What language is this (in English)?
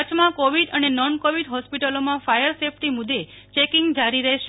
Gujarati